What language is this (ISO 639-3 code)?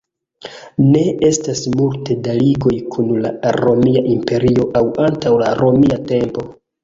epo